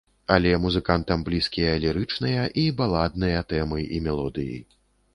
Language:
Belarusian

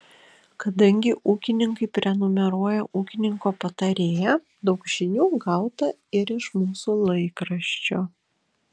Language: Lithuanian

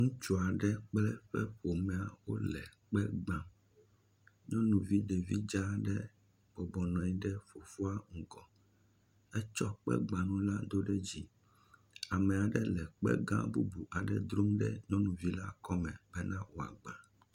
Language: Ewe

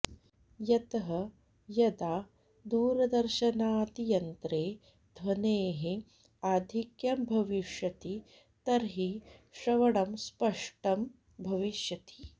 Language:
Sanskrit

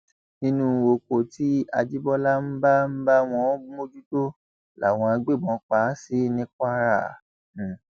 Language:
Yoruba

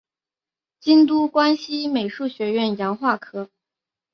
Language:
Chinese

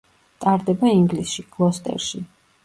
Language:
Georgian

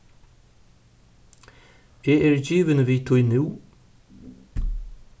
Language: Faroese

